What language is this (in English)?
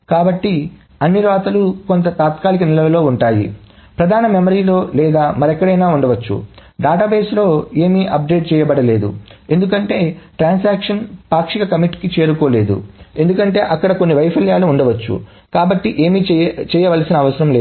Telugu